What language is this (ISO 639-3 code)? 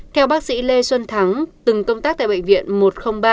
vie